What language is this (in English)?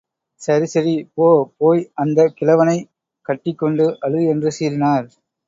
Tamil